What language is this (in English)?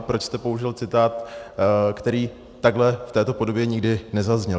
Czech